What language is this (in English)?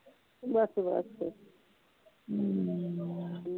Punjabi